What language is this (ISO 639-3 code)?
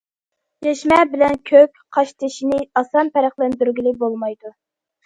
uig